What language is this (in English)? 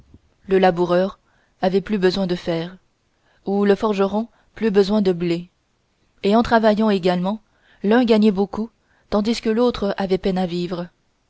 French